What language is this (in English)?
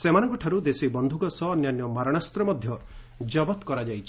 Odia